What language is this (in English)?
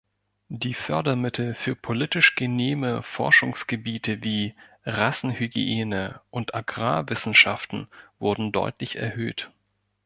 German